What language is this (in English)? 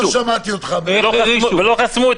Hebrew